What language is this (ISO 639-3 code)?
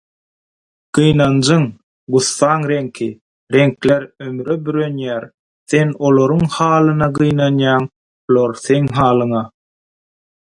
tuk